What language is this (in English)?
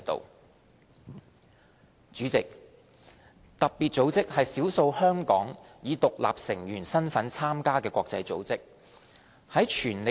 Cantonese